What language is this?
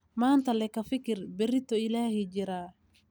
Somali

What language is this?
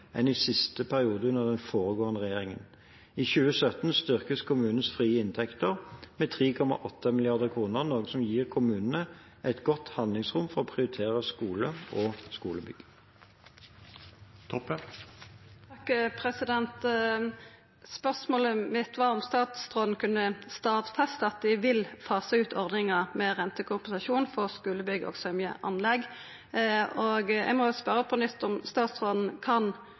Norwegian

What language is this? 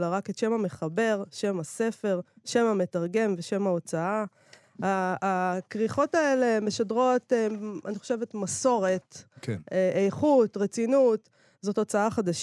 Hebrew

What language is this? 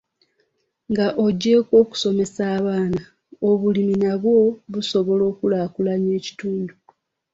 Ganda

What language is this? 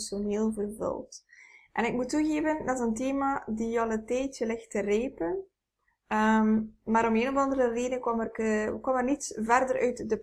Dutch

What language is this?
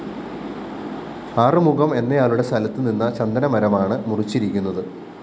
Malayalam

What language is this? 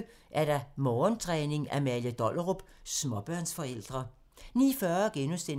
Danish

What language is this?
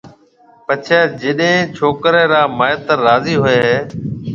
Marwari (Pakistan)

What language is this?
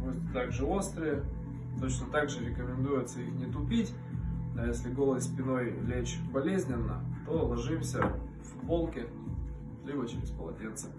Russian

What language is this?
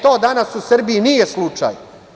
Serbian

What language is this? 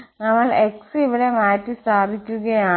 Malayalam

